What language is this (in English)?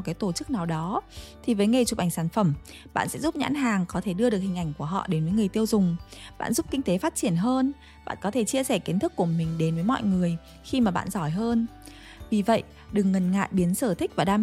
Vietnamese